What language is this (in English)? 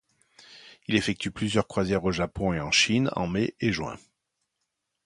French